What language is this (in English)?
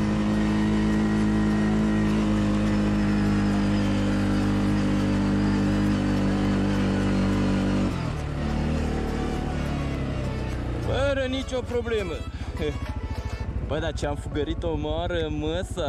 Romanian